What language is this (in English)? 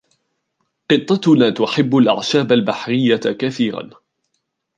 Arabic